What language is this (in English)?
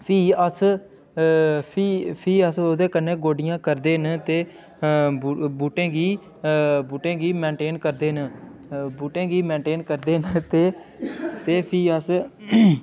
Dogri